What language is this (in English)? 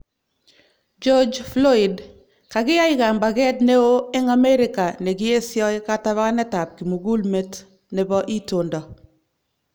Kalenjin